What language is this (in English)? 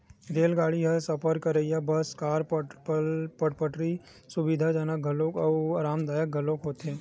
Chhattisgarhi